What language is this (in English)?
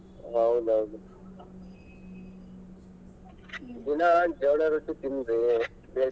Kannada